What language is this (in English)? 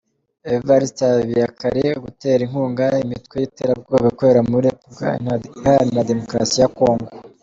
Kinyarwanda